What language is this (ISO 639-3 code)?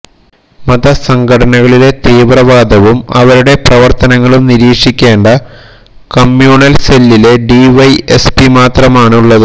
mal